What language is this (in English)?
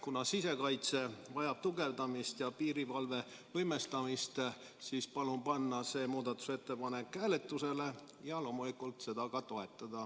Estonian